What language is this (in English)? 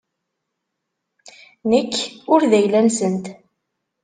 Kabyle